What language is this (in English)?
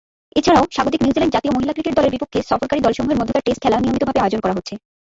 Bangla